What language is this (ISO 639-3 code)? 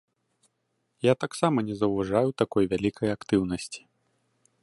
bel